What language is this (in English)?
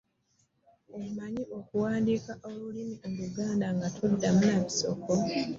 Ganda